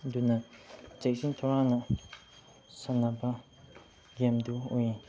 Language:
Manipuri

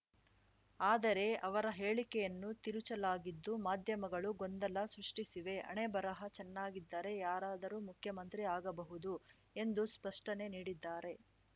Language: Kannada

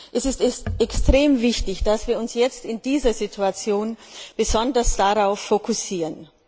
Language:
German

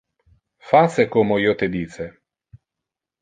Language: Interlingua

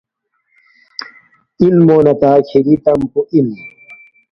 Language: Balti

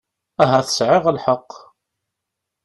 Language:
Kabyle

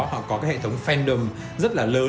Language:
Vietnamese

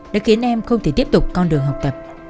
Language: Vietnamese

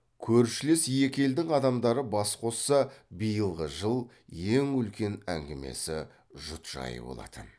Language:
Kazakh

